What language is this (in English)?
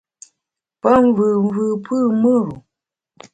Bamun